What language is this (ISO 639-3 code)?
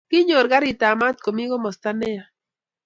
kln